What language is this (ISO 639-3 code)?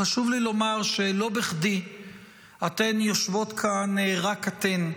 heb